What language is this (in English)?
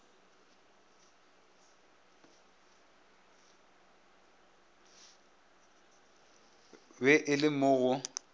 Northern Sotho